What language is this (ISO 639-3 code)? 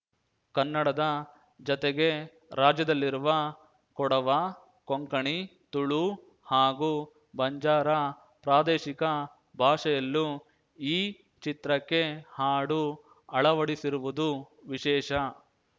kan